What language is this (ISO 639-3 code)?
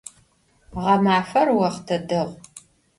ady